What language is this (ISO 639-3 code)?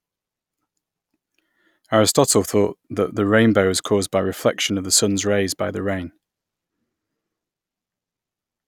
eng